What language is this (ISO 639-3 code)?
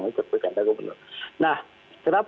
ind